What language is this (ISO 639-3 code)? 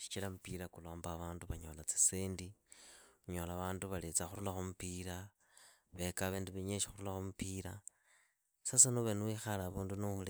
ida